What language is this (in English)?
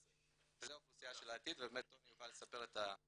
Hebrew